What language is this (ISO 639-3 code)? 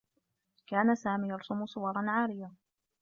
ara